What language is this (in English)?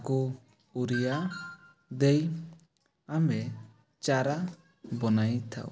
Odia